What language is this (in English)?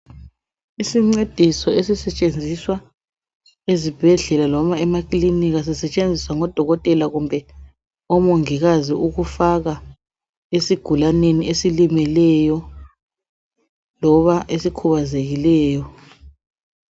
North Ndebele